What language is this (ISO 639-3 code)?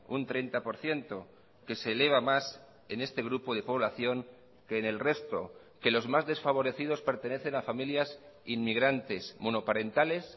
spa